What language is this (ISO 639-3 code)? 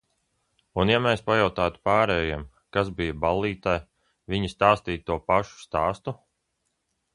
lav